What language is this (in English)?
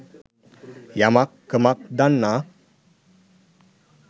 Sinhala